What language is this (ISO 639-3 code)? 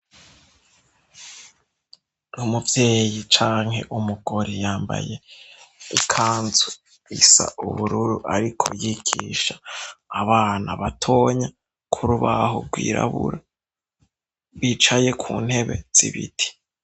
run